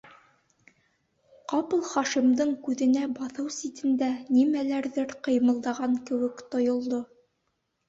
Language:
Bashkir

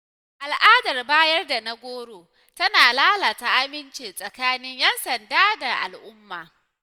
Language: Hausa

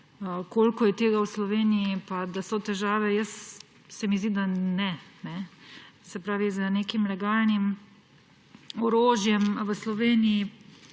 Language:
Slovenian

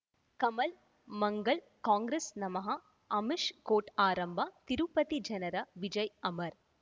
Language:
Kannada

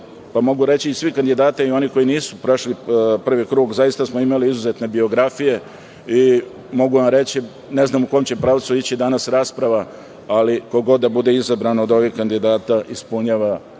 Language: Serbian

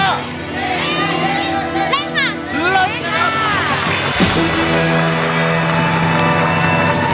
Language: Thai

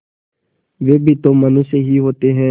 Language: Hindi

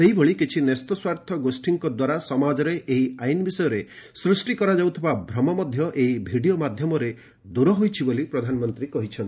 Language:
Odia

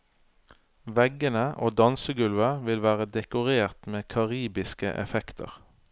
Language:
Norwegian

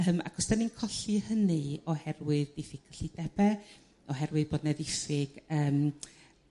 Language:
Welsh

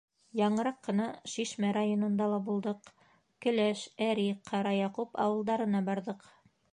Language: Bashkir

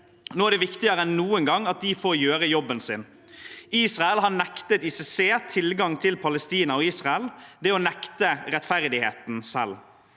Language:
Norwegian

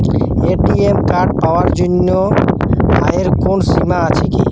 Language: Bangla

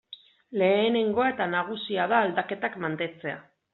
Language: Basque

